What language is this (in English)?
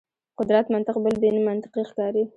Pashto